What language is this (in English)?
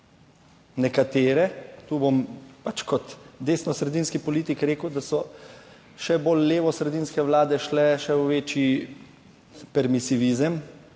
Slovenian